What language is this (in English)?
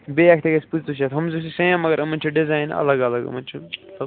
Kashmiri